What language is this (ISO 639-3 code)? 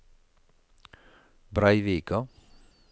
nor